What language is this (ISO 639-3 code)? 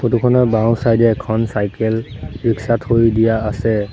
asm